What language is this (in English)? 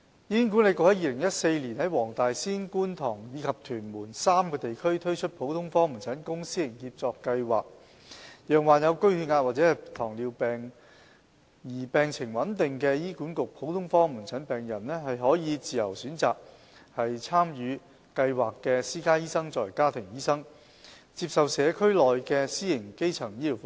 Cantonese